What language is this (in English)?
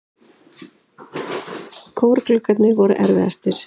Icelandic